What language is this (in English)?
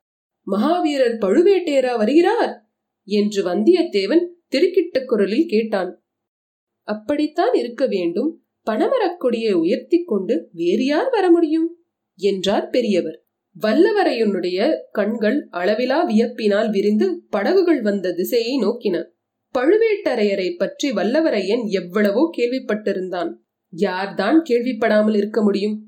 Tamil